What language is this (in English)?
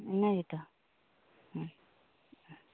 Santali